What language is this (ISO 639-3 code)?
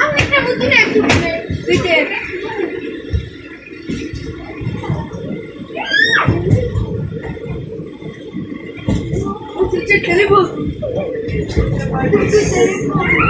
ron